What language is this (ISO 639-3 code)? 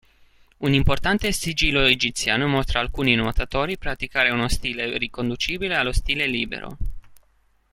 ita